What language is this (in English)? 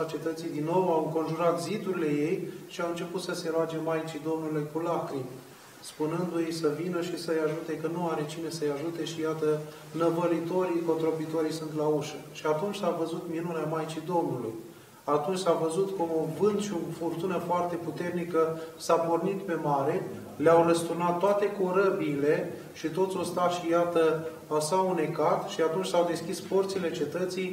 Romanian